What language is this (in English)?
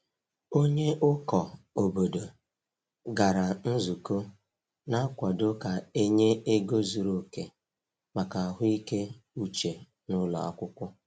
Igbo